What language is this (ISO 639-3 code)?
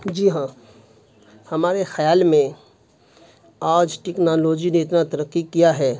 urd